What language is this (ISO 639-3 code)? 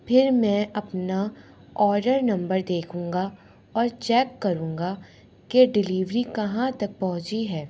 urd